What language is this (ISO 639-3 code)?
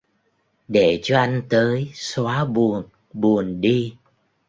vie